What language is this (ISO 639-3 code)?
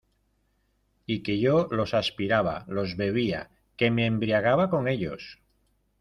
spa